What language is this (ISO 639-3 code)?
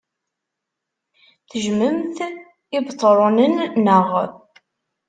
kab